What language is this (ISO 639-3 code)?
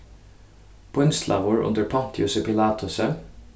fao